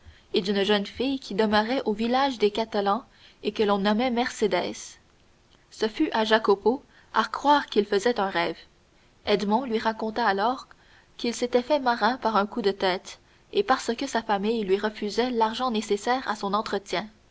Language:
French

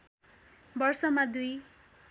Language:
Nepali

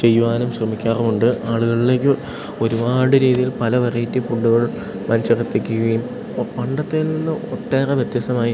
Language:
Malayalam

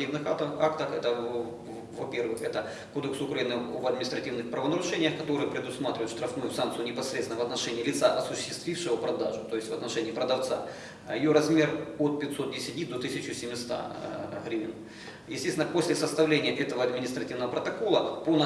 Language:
Russian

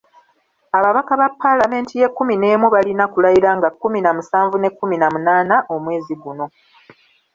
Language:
Ganda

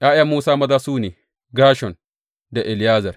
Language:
Hausa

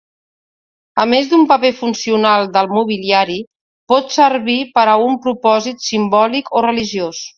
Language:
Catalan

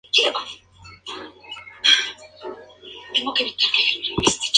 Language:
Spanish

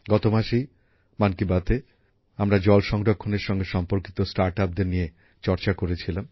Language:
Bangla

